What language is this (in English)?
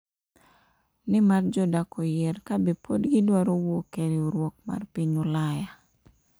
Luo (Kenya and Tanzania)